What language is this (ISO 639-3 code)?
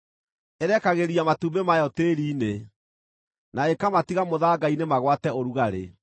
kik